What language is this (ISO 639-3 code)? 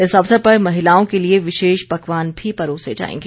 hin